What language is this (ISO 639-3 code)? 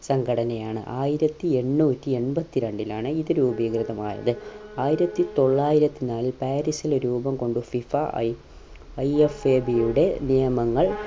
mal